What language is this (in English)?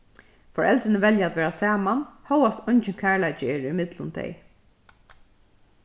Faroese